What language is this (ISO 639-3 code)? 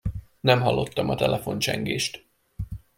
hun